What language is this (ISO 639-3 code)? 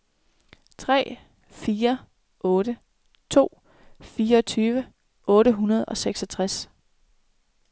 dan